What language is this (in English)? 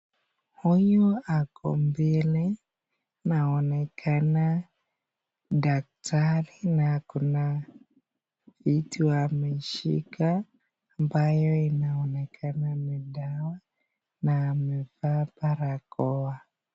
Swahili